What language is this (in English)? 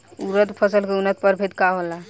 Bhojpuri